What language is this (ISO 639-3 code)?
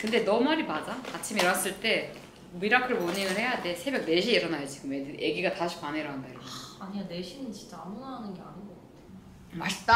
kor